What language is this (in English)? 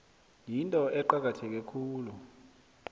South Ndebele